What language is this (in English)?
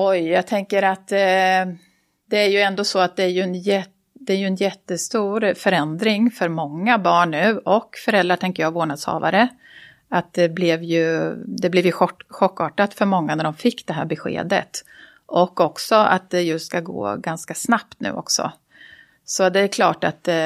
Swedish